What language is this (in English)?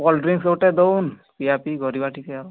Odia